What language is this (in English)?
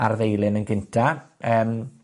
Welsh